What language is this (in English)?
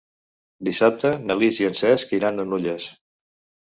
Catalan